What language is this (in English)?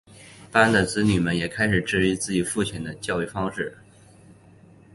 Chinese